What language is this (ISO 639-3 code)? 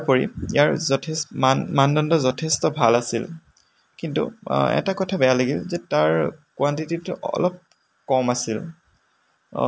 asm